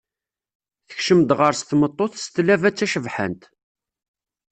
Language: Kabyle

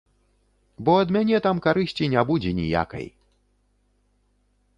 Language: Belarusian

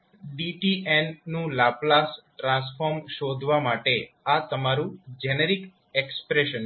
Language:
Gujarati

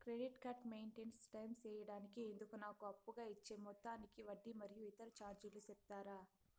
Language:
Telugu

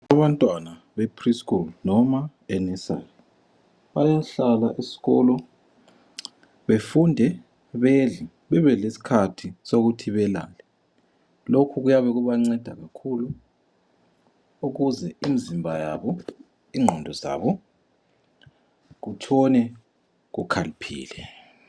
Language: North Ndebele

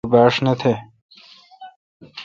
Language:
Kalkoti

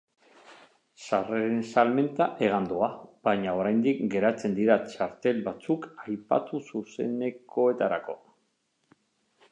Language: Basque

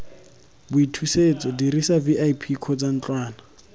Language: Tswana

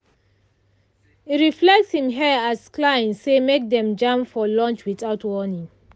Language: Nigerian Pidgin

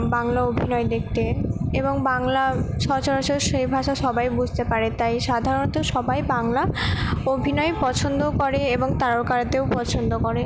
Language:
Bangla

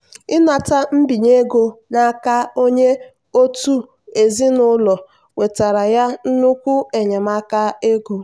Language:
Igbo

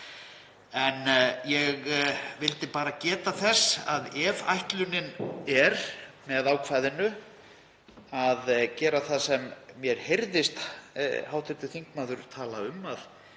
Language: Icelandic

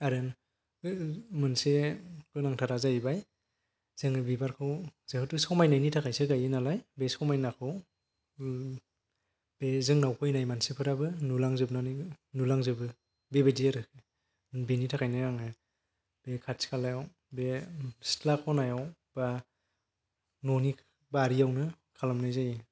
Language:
Bodo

